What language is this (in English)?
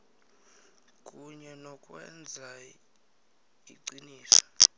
South Ndebele